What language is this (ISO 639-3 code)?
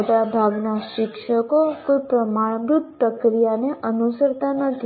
guj